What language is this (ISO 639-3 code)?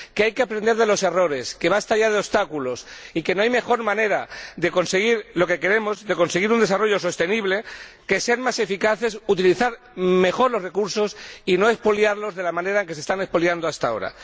spa